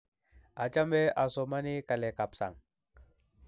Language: Kalenjin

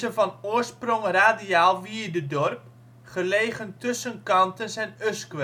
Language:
Dutch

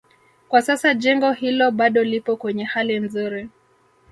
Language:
Swahili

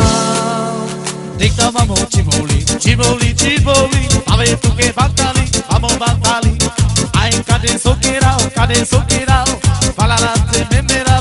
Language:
Hungarian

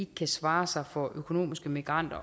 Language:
Danish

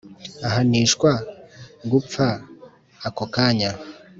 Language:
Kinyarwanda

